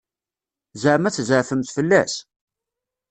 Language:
Kabyle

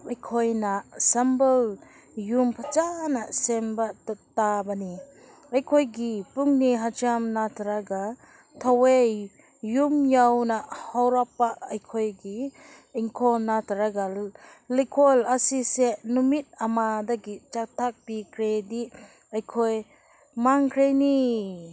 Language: Manipuri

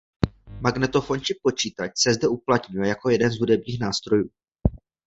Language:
Czech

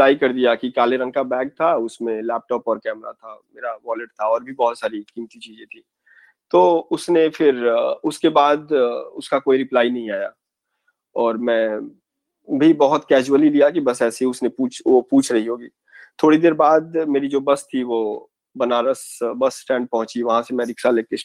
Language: Hindi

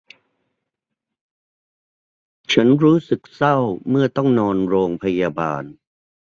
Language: Thai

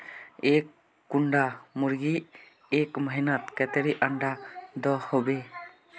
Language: Magahi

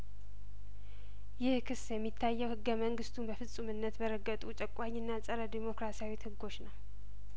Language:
Amharic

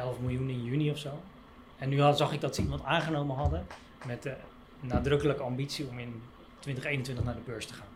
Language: Dutch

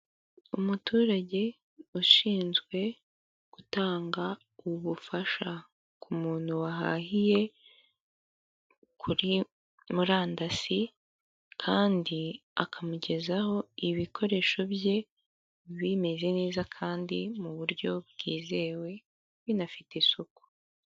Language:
Kinyarwanda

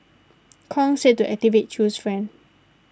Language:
English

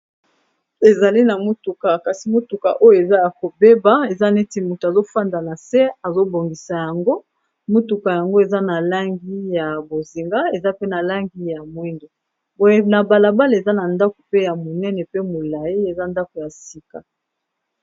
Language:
Lingala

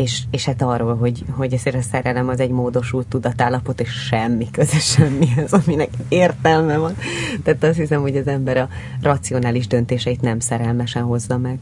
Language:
Hungarian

